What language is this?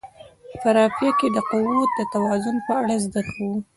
Pashto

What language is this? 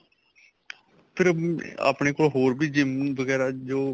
Punjabi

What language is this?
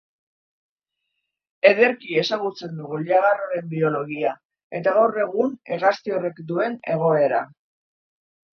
Basque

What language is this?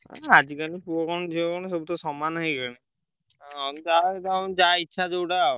Odia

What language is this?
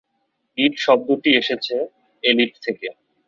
Bangla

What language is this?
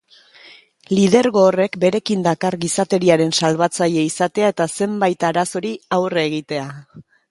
Basque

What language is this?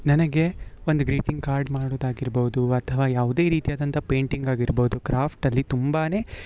Kannada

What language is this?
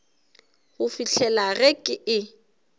Northern Sotho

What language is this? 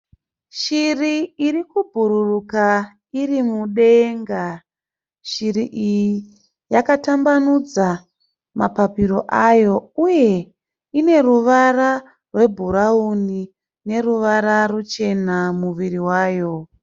Shona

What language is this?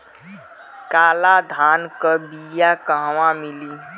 Bhojpuri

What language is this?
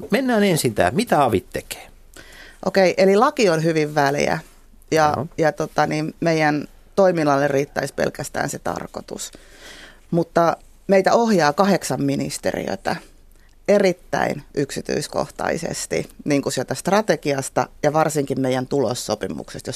Finnish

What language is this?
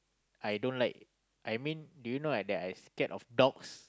English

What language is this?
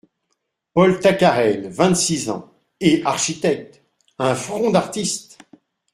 French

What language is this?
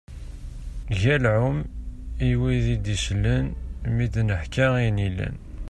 Kabyle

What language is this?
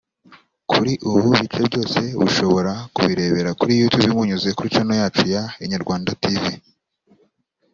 Kinyarwanda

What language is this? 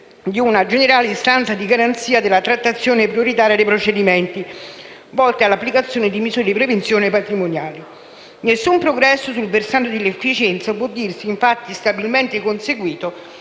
Italian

